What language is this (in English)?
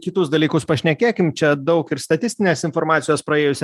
Lithuanian